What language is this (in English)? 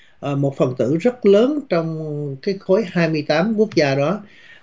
Vietnamese